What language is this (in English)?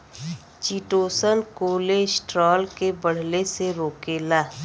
Bhojpuri